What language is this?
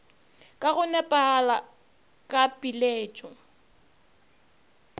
Northern Sotho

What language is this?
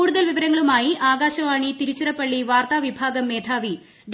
Malayalam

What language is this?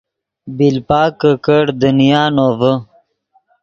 Yidgha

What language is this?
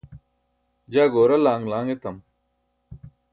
Burushaski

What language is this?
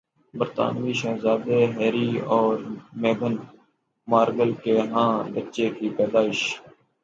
Urdu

